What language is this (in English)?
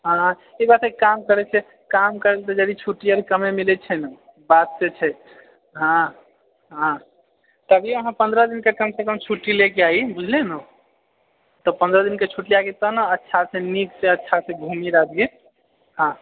Maithili